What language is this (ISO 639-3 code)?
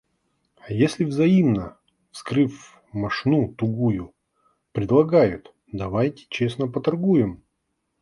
rus